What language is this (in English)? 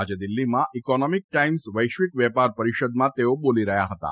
Gujarati